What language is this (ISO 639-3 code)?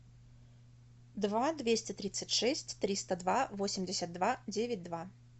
rus